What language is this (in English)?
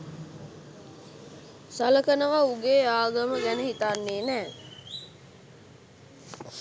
Sinhala